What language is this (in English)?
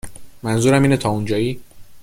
Persian